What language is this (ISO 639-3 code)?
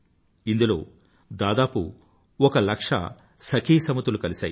tel